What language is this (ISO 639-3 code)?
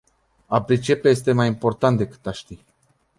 ron